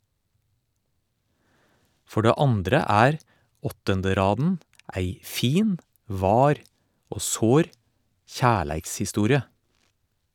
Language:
Norwegian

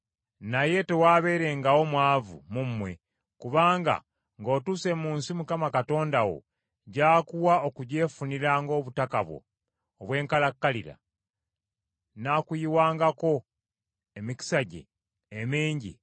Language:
Ganda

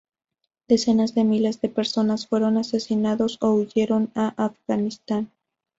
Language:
Spanish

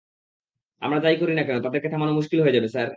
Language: Bangla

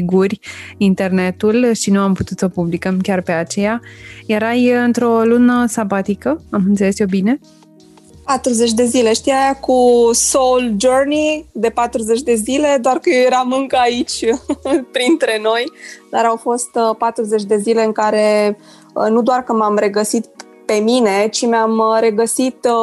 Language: Romanian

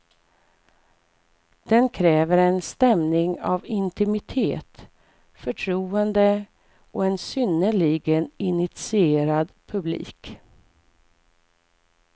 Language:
Swedish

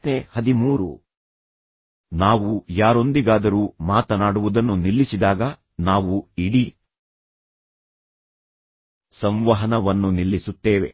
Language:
Kannada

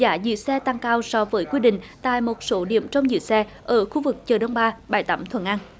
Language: Vietnamese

